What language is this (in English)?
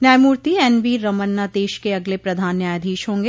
Hindi